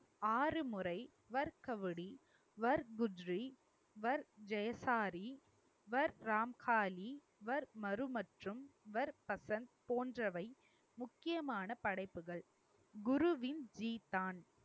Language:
Tamil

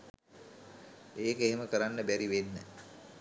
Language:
Sinhala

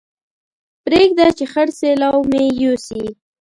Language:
Pashto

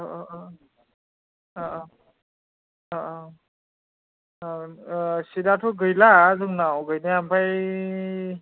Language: Bodo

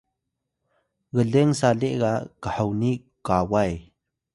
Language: Atayal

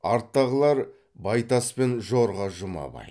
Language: Kazakh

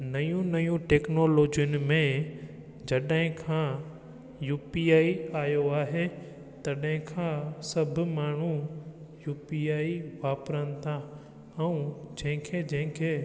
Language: Sindhi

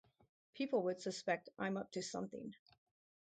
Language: English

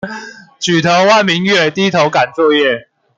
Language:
Chinese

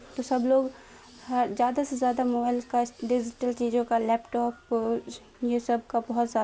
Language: Urdu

